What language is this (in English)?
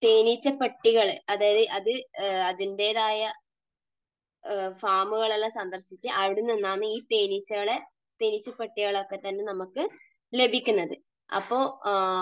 Malayalam